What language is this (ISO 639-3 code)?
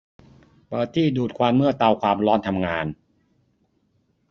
tha